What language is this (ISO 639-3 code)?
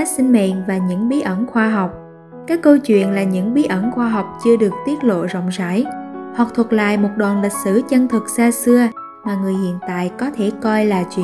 vie